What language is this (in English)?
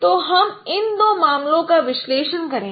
Hindi